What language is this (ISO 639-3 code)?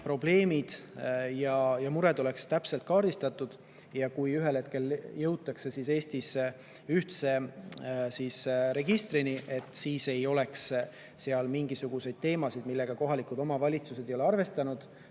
est